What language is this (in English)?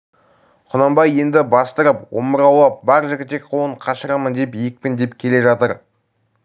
Kazakh